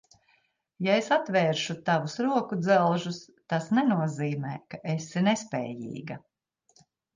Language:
Latvian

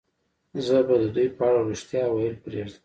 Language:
Pashto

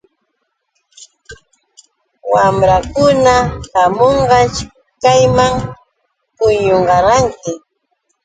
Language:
Yauyos Quechua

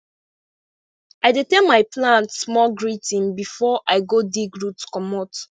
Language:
Nigerian Pidgin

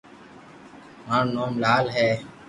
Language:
Loarki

